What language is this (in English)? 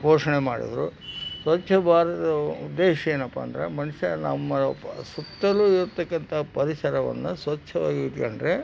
Kannada